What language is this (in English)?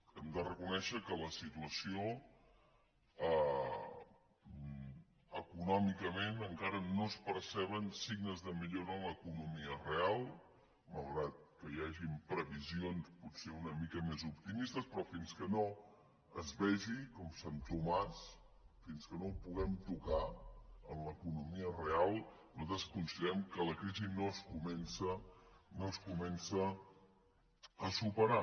Catalan